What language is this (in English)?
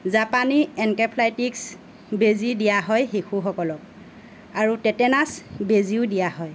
Assamese